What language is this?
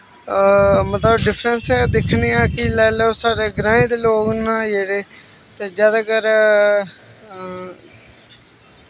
Dogri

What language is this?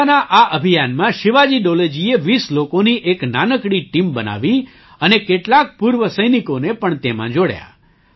Gujarati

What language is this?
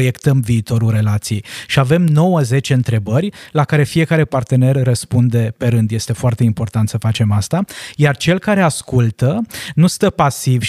Romanian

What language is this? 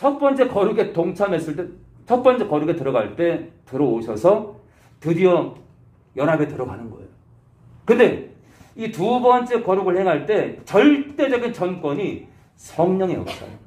Korean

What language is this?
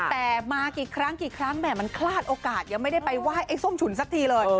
Thai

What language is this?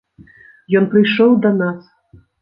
Belarusian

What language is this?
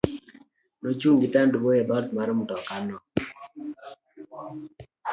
Luo (Kenya and Tanzania)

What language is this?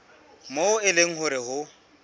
Southern Sotho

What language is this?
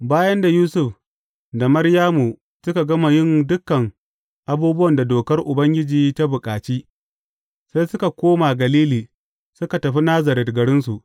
Hausa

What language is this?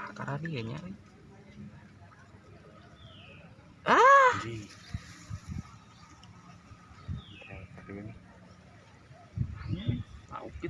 Indonesian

